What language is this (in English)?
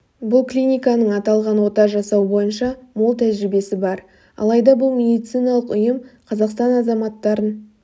Kazakh